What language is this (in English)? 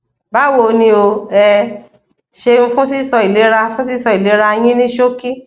Yoruba